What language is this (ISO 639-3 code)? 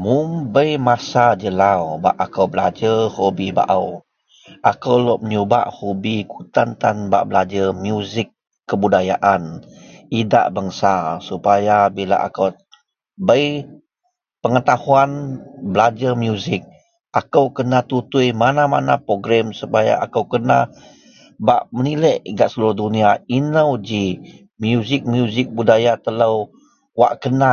mel